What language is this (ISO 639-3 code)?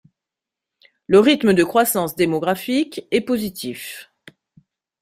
fra